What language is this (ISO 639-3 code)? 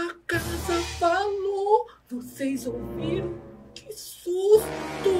por